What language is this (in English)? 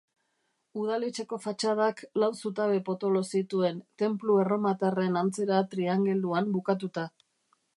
Basque